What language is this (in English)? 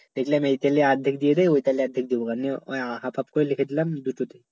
Bangla